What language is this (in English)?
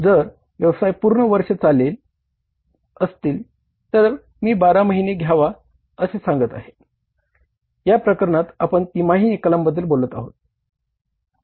Marathi